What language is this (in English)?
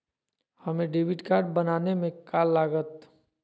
Magahi